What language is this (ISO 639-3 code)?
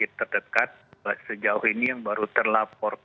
ind